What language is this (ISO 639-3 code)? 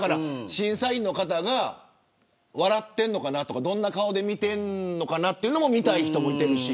jpn